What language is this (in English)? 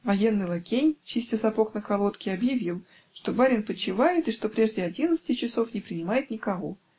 Russian